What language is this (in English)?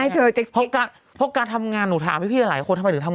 Thai